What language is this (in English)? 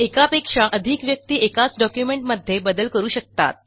Marathi